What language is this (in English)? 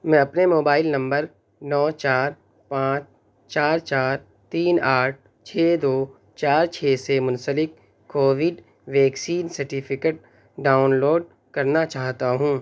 Urdu